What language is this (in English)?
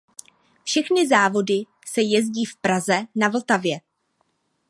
Czech